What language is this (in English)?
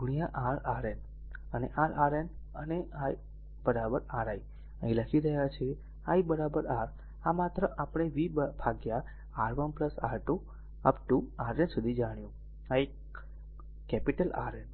Gujarati